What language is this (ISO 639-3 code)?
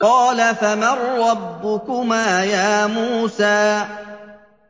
ara